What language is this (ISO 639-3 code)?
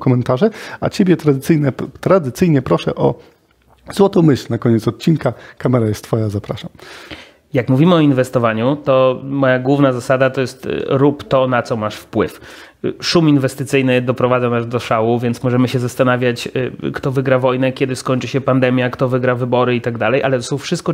pol